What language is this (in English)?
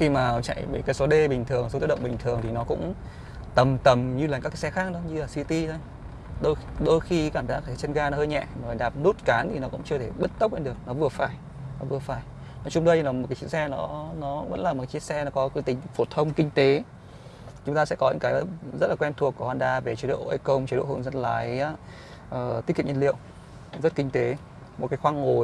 Vietnamese